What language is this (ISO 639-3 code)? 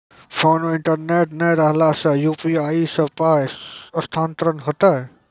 mai